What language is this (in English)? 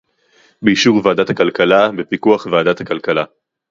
Hebrew